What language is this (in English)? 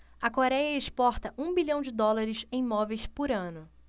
Portuguese